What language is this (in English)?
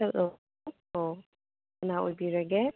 Manipuri